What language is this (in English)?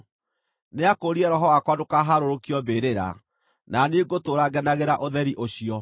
Kikuyu